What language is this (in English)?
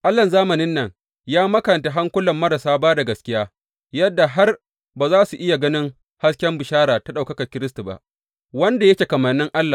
Hausa